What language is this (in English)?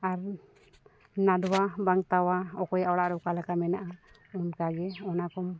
Santali